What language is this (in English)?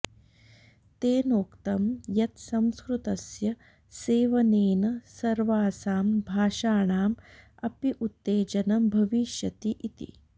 Sanskrit